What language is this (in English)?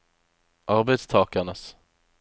Norwegian